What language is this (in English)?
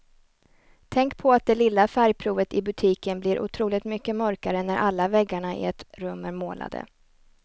Swedish